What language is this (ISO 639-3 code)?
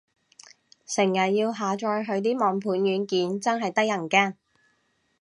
yue